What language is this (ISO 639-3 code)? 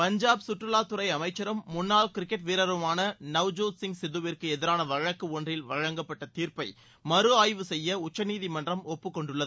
tam